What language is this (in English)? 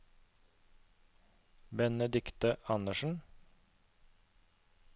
Norwegian